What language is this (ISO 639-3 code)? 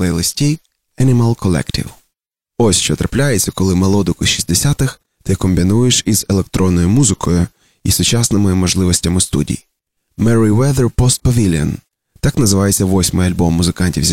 ukr